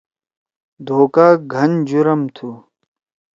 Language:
Torwali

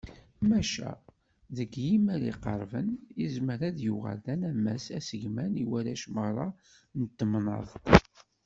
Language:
Kabyle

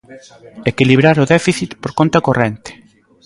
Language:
Galician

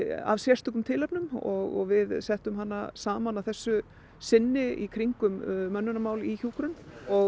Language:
Icelandic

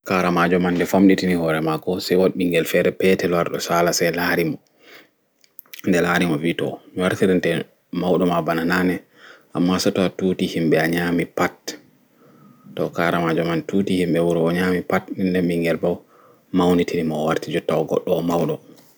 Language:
Fula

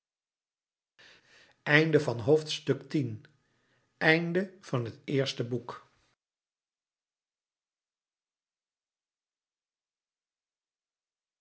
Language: Dutch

